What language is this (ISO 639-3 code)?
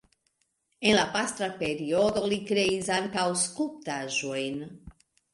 epo